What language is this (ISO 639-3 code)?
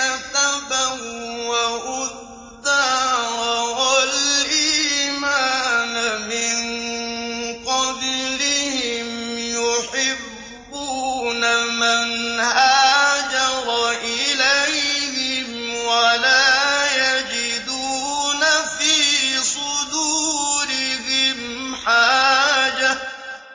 ara